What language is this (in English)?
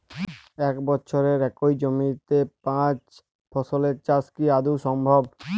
Bangla